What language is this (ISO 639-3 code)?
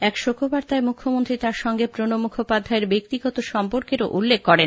ben